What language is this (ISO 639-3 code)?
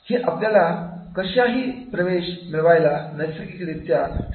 mar